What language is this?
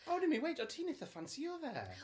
Welsh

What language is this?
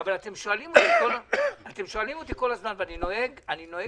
Hebrew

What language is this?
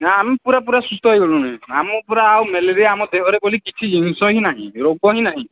Odia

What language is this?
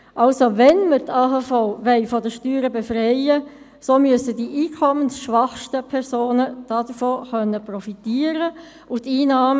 Swiss German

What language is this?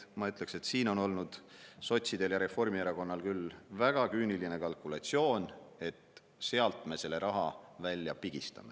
Estonian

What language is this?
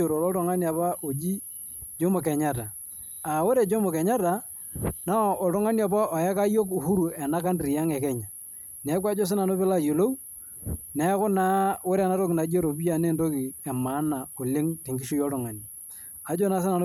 Masai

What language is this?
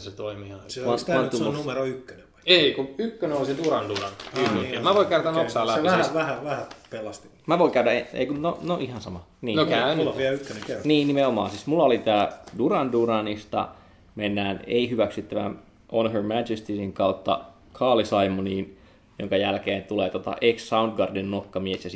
Finnish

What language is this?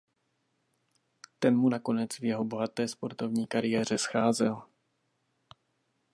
Czech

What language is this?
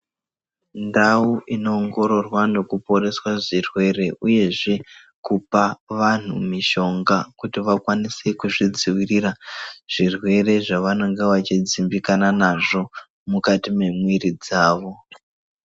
Ndau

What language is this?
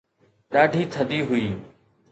Sindhi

